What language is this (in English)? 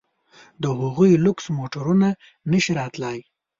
Pashto